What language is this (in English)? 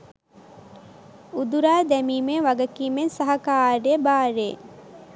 Sinhala